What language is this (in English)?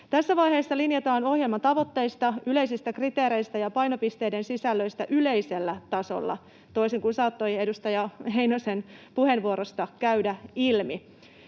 Finnish